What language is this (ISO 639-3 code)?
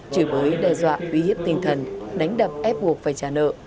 vie